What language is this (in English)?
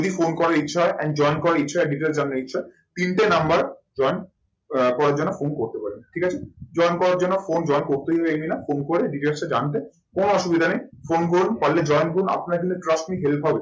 Bangla